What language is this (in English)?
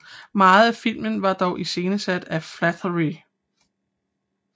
Danish